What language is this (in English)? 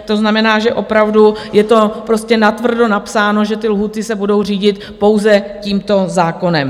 Czech